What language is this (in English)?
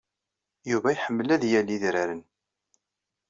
Kabyle